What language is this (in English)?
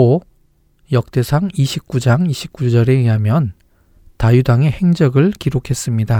Korean